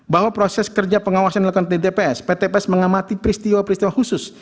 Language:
Indonesian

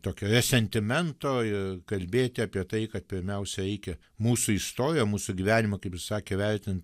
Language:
Lithuanian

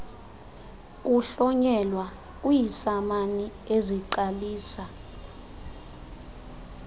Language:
Xhosa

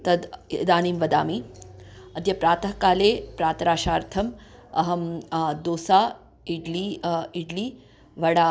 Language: Sanskrit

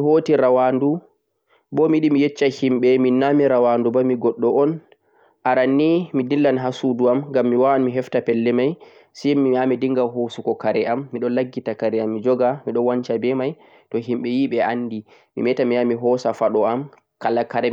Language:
Central-Eastern Niger Fulfulde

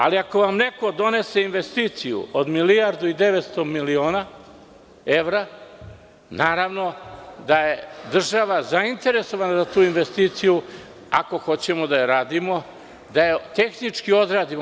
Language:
Serbian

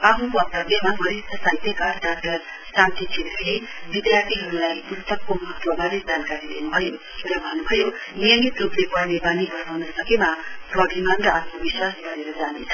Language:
Nepali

